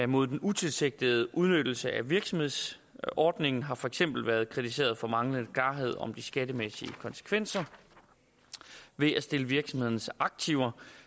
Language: Danish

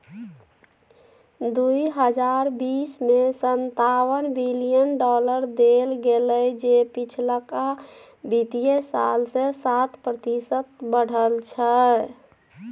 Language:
Maithili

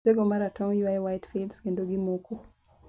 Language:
Luo (Kenya and Tanzania)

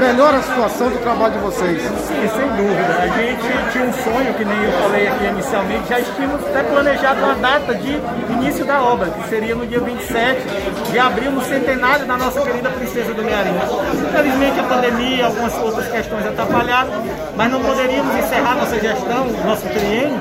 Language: Portuguese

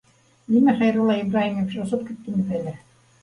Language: Bashkir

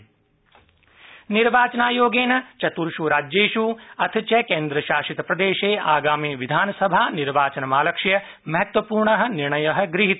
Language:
Sanskrit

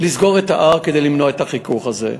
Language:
Hebrew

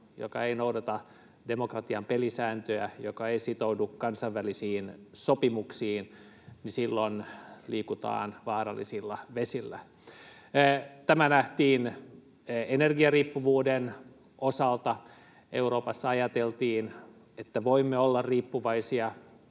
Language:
Finnish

